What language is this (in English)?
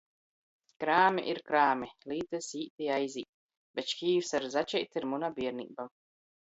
Latgalian